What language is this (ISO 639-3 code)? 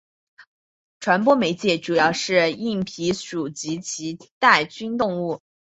zho